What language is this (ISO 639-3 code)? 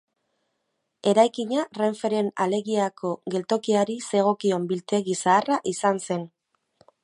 eus